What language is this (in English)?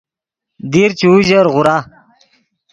Yidgha